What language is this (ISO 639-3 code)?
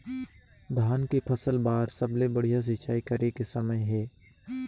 hne